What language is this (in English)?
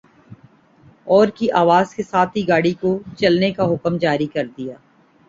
Urdu